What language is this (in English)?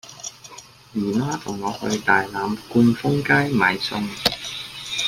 Cantonese